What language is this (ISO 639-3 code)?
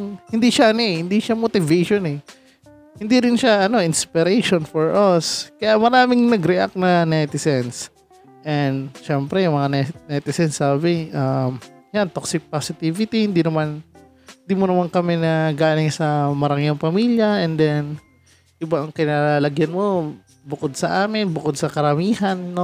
fil